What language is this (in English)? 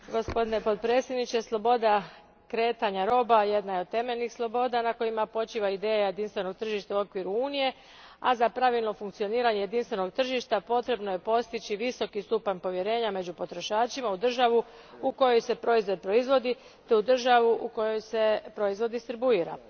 Croatian